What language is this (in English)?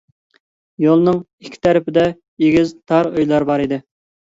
Uyghur